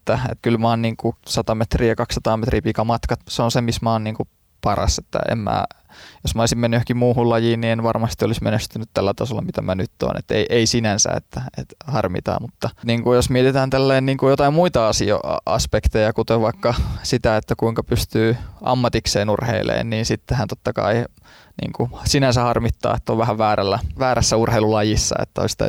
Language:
Finnish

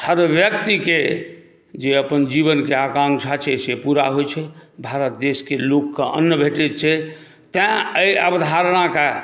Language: Maithili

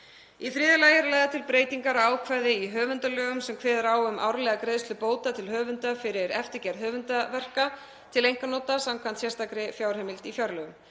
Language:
Icelandic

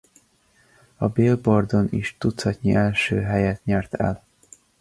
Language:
Hungarian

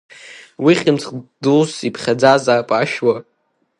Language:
Abkhazian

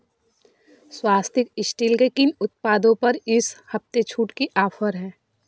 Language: Hindi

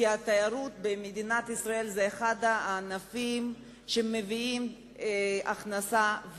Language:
Hebrew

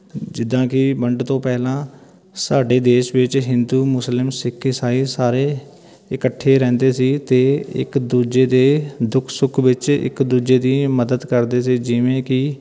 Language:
Punjabi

